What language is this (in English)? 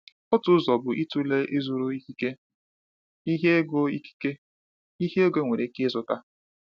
Igbo